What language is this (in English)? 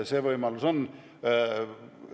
Estonian